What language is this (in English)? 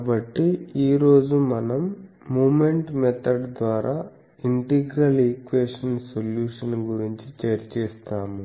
Telugu